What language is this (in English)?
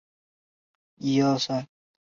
Chinese